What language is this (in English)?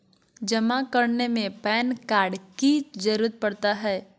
Magahi